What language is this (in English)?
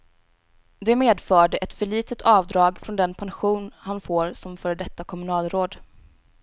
Swedish